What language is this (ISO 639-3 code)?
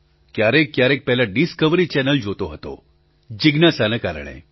guj